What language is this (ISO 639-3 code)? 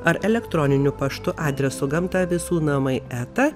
lit